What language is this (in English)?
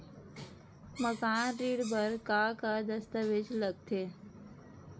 Chhattisgarhi